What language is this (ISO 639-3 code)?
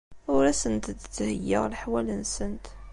kab